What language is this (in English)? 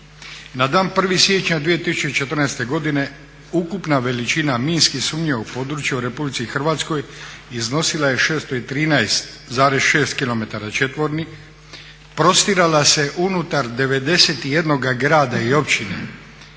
Croatian